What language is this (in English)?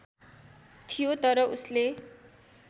Nepali